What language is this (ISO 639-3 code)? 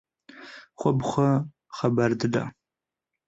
kur